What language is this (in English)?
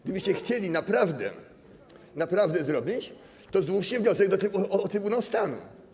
Polish